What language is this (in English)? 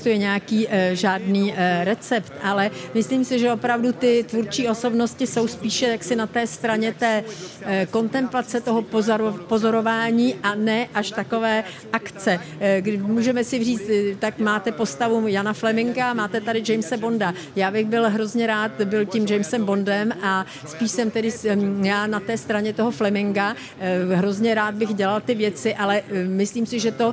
Czech